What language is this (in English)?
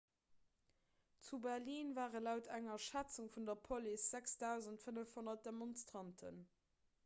Luxembourgish